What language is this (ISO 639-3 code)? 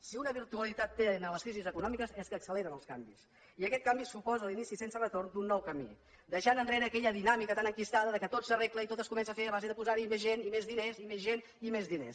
cat